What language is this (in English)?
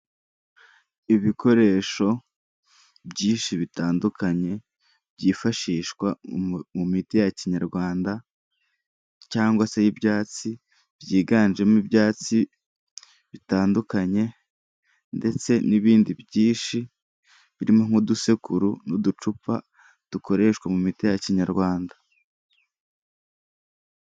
Kinyarwanda